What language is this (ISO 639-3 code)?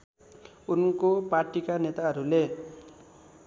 nep